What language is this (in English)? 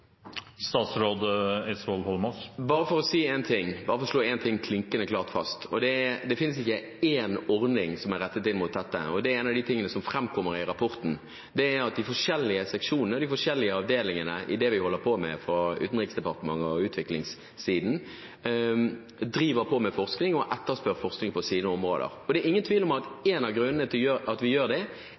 Norwegian Bokmål